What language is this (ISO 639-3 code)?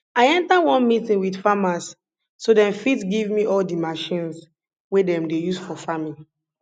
pcm